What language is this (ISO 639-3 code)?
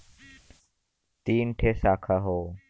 bho